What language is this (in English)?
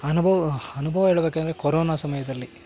Kannada